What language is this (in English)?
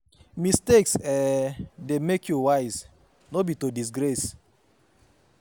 Nigerian Pidgin